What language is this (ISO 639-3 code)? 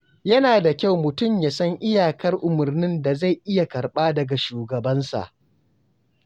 hau